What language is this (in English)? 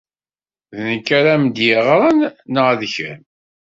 Kabyle